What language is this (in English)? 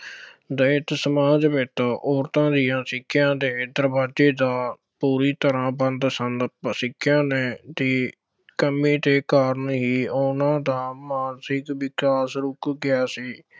Punjabi